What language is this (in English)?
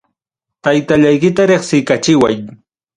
Ayacucho Quechua